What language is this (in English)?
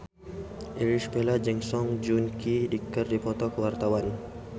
Sundanese